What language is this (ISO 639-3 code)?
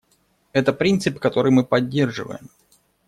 rus